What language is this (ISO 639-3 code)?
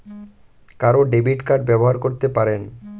ben